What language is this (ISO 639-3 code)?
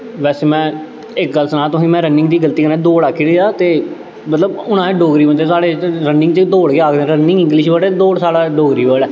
doi